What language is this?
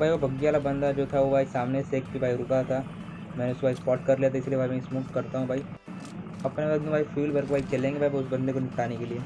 Hindi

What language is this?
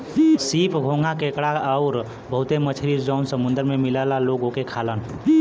Bhojpuri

